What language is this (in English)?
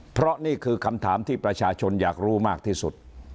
Thai